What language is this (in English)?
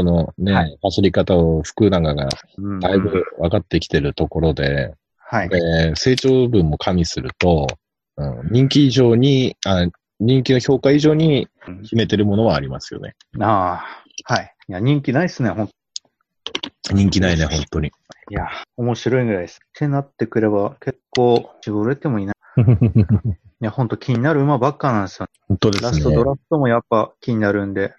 Japanese